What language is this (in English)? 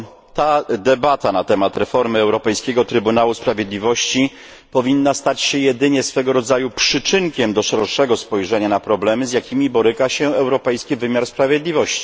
Polish